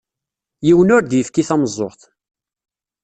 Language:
Kabyle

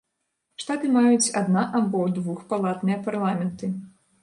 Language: Belarusian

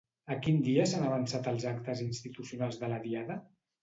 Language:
Catalan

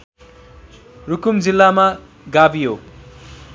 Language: Nepali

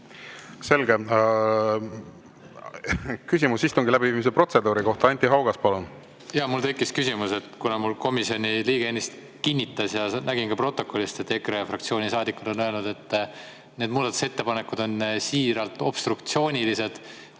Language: Estonian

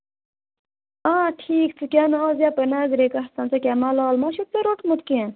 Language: Kashmiri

